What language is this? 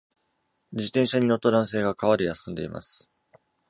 Japanese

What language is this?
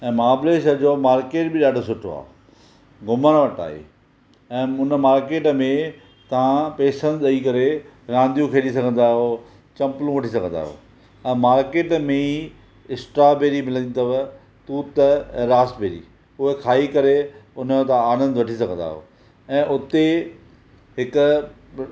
Sindhi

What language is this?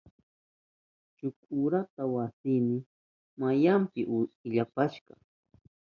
Southern Pastaza Quechua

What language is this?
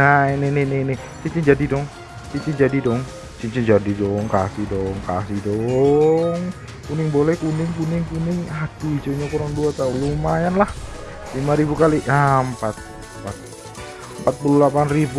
Indonesian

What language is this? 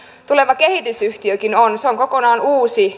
Finnish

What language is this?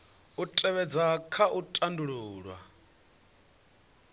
Venda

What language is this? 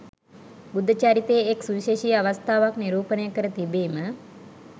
Sinhala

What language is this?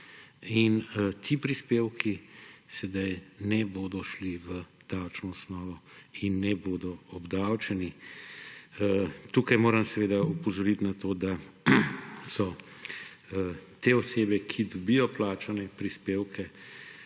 Slovenian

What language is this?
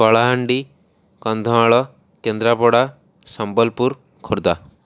Odia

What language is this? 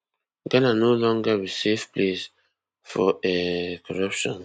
Nigerian Pidgin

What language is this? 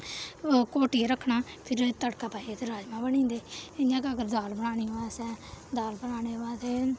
Dogri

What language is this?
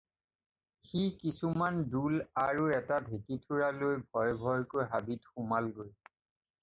Assamese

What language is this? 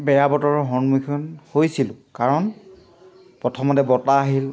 Assamese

